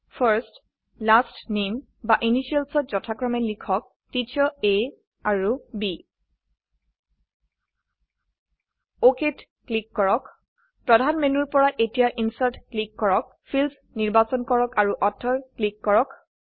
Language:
Assamese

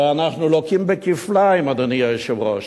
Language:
Hebrew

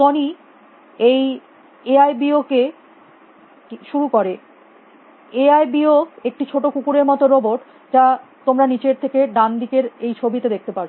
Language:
Bangla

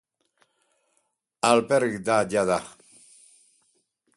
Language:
Basque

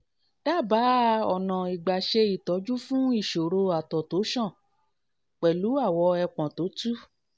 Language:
Yoruba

